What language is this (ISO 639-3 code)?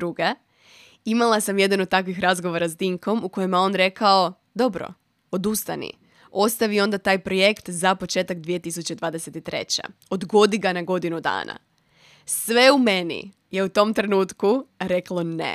hrv